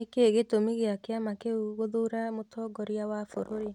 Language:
Kikuyu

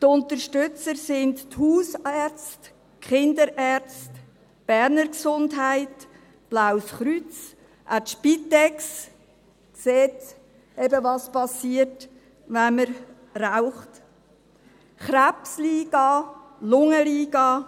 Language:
Swiss German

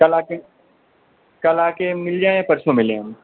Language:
Hindi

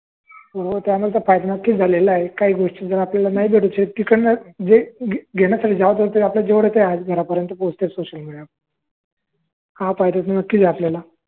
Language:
Marathi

